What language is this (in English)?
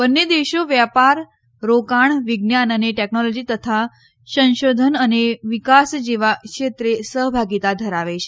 Gujarati